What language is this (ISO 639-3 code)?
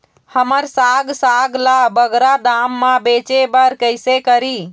hne